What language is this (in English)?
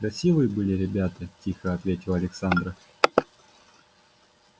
Russian